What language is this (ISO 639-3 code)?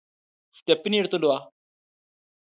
mal